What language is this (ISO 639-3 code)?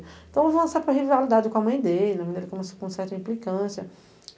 por